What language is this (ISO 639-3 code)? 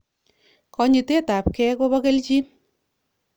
kln